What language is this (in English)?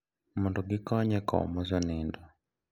Luo (Kenya and Tanzania)